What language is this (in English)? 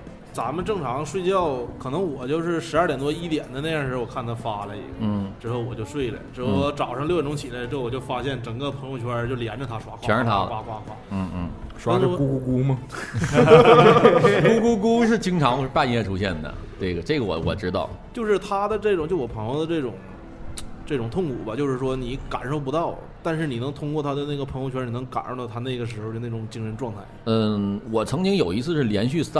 Chinese